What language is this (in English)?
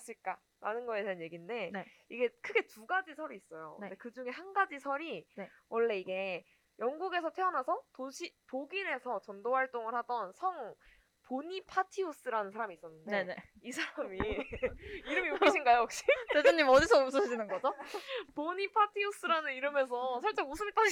Korean